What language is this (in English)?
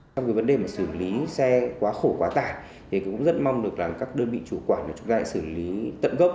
Vietnamese